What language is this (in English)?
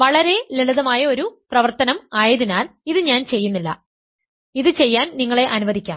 Malayalam